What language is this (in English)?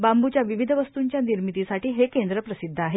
Marathi